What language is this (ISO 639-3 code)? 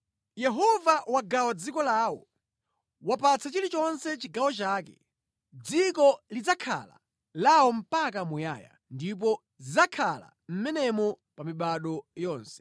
nya